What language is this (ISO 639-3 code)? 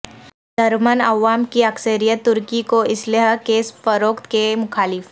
urd